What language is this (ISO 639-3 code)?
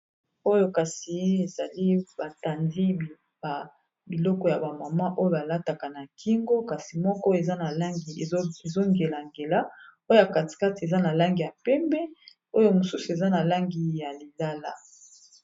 lin